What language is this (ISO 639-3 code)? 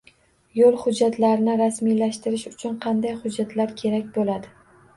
uzb